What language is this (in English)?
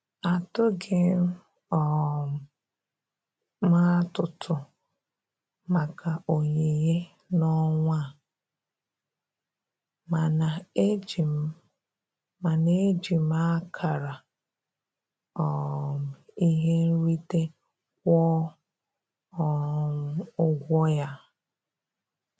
Igbo